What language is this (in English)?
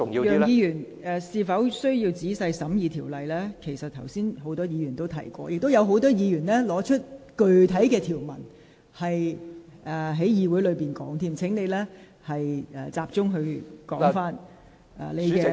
Cantonese